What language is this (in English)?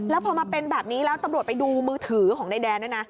Thai